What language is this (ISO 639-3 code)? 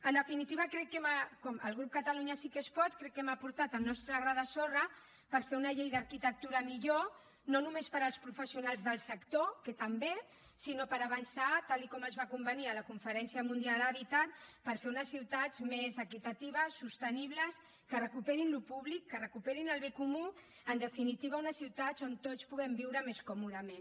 cat